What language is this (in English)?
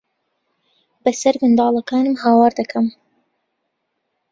Central Kurdish